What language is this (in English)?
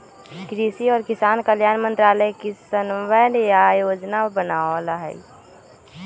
Magahi